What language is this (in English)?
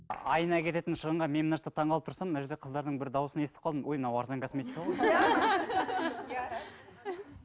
Kazakh